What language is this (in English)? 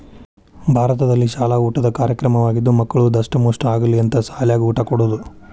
Kannada